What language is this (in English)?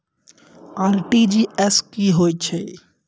Maithili